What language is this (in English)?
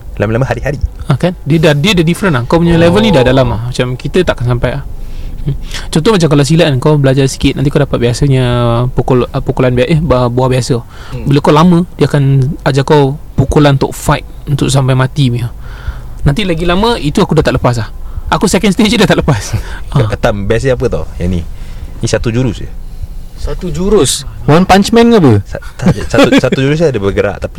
Malay